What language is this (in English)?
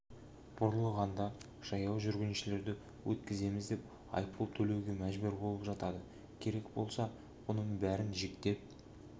Kazakh